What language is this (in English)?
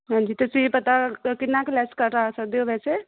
Punjabi